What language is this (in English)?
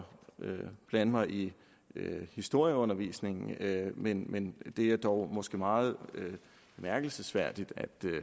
Danish